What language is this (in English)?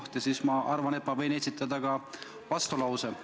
Estonian